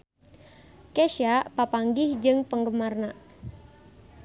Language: Sundanese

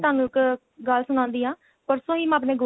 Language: Punjabi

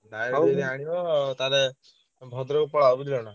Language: Odia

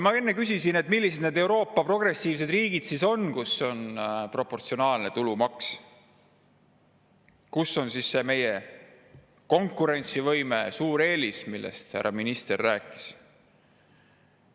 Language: Estonian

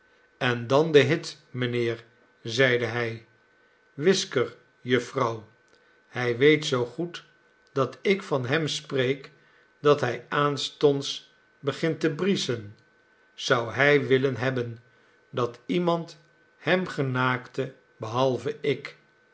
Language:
Dutch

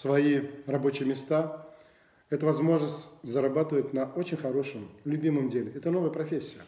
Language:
Russian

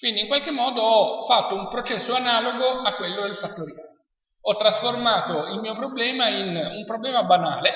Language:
Italian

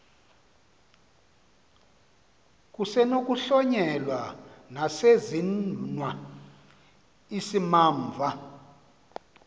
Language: Xhosa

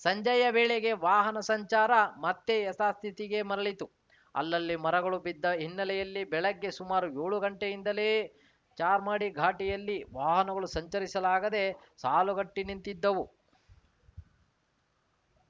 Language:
Kannada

